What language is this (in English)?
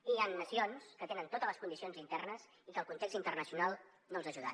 Catalan